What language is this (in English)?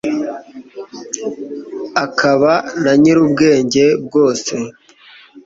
Kinyarwanda